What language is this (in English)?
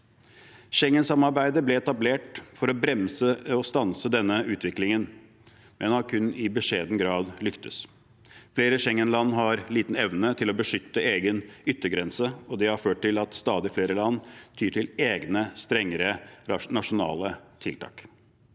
Norwegian